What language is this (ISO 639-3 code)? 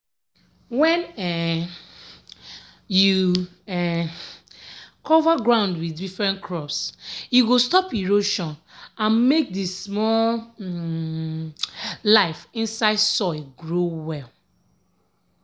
pcm